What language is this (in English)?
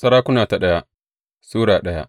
Hausa